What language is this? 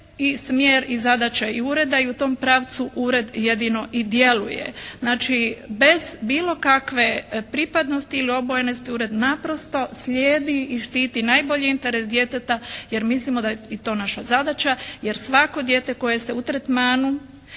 Croatian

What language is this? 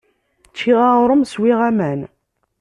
Kabyle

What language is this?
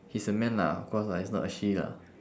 English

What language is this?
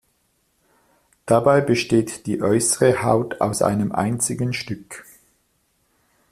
German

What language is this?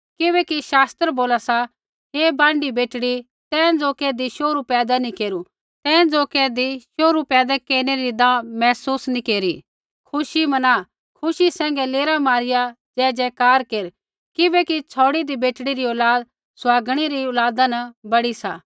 Kullu Pahari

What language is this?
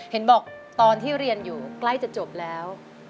Thai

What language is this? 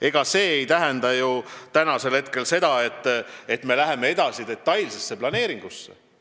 Estonian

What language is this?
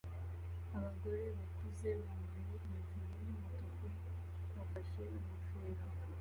Kinyarwanda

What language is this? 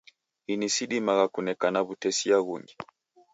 Taita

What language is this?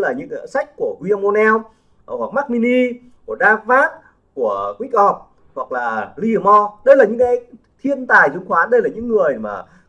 Vietnamese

